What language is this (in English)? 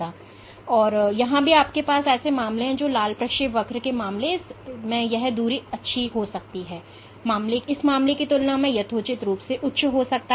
Hindi